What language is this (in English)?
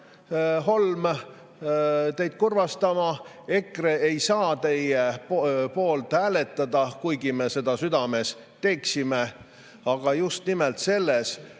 Estonian